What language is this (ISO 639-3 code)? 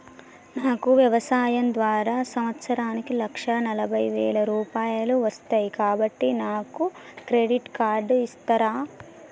tel